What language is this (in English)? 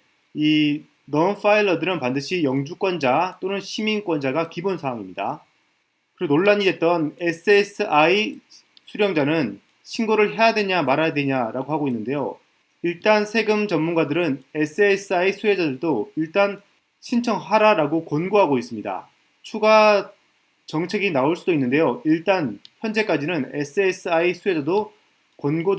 Korean